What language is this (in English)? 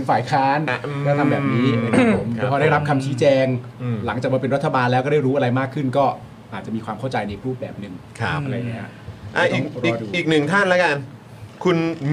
Thai